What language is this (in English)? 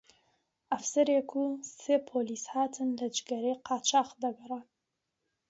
Central Kurdish